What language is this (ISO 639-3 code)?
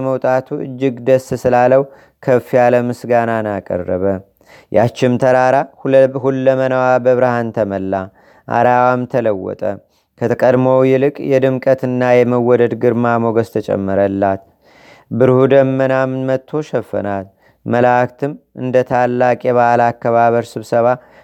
amh